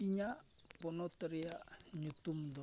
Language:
Santali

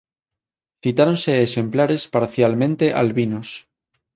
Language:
Galician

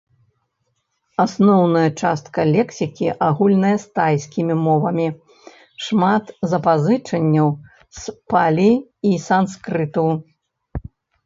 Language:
Belarusian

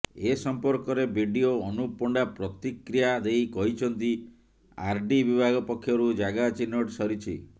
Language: Odia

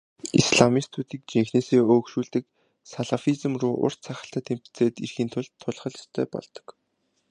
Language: Mongolian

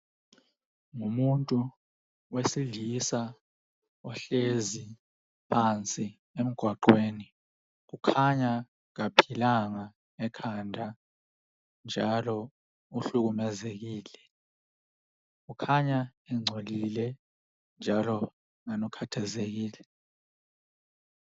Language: North Ndebele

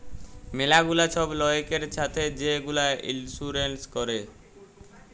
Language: Bangla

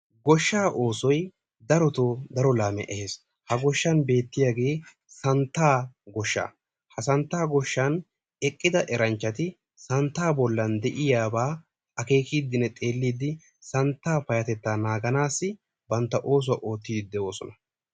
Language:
Wolaytta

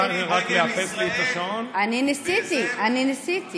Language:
Hebrew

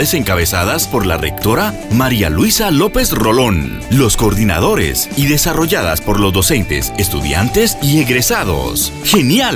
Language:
Spanish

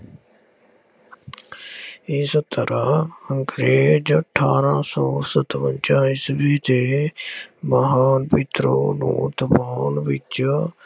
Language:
Punjabi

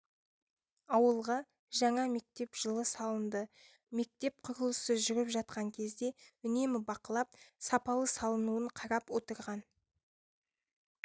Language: Kazakh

